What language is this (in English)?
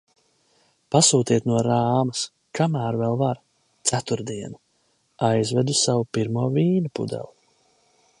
Latvian